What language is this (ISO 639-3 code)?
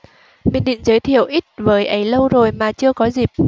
vie